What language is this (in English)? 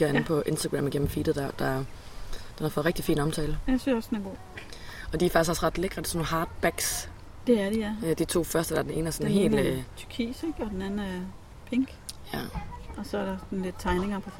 Danish